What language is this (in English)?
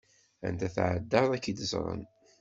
Kabyle